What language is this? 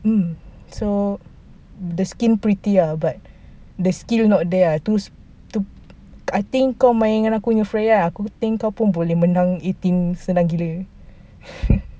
English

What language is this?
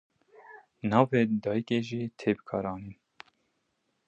Kurdish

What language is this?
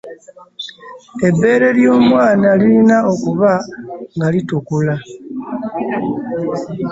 Ganda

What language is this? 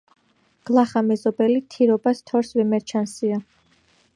Georgian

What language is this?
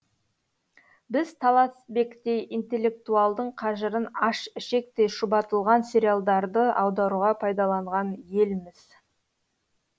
Kazakh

